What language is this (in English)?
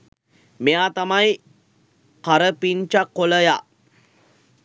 Sinhala